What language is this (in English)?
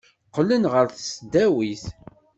Kabyle